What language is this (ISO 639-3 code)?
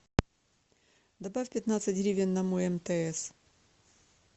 rus